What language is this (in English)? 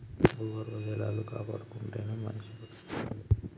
Telugu